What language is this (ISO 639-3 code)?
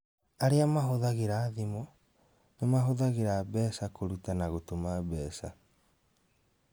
kik